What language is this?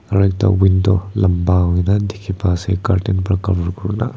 Naga Pidgin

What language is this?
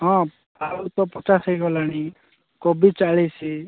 Odia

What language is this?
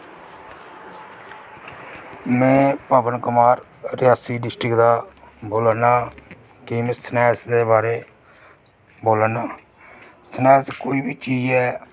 Dogri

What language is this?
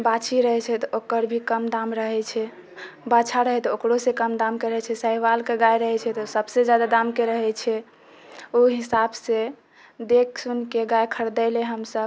Maithili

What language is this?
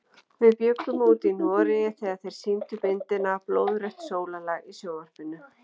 Icelandic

